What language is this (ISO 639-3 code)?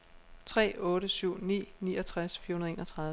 dan